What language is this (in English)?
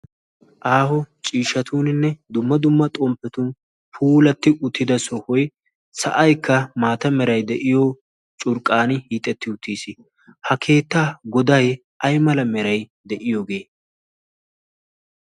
Wolaytta